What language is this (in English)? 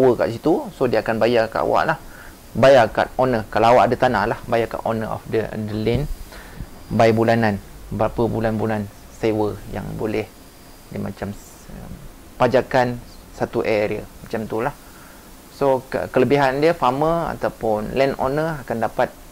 Malay